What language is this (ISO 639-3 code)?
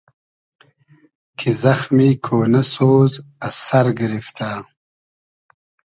haz